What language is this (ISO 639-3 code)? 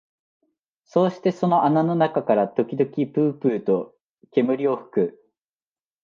jpn